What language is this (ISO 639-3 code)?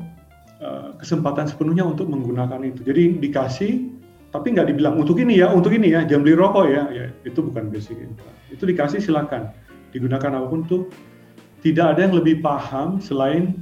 ind